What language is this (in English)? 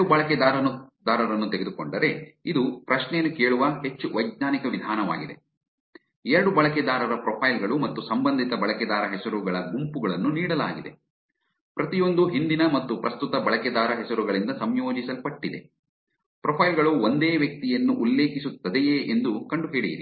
Kannada